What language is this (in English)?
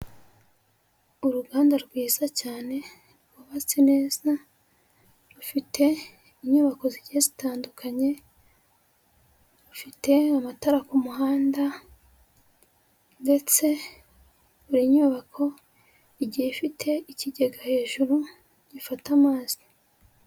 Kinyarwanda